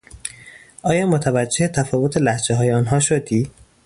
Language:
Persian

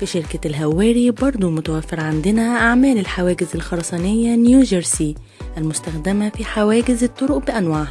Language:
Arabic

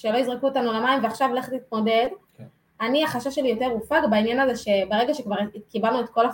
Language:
Hebrew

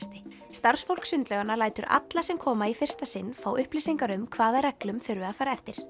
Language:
Icelandic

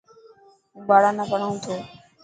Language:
Dhatki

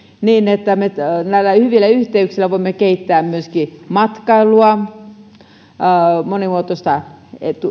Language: Finnish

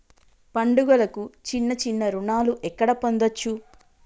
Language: Telugu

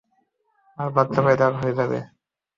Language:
Bangla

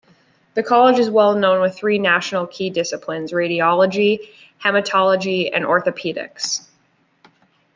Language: English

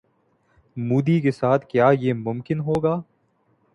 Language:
Urdu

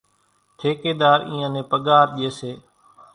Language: Kachi Koli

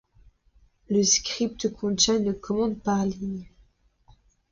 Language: French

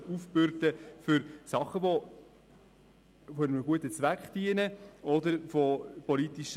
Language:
Swiss German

